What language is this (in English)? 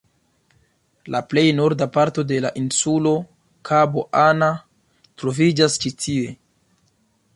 Esperanto